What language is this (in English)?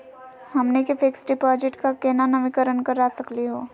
Magahi